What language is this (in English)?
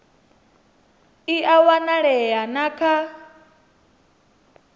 Venda